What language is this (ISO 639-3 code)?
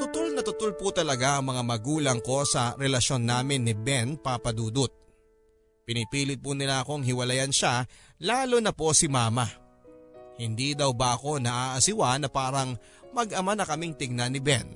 fil